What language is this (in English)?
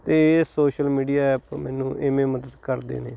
Punjabi